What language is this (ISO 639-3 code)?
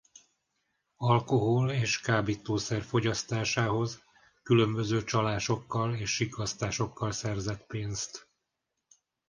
hun